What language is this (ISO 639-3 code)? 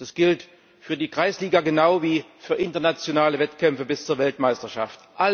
deu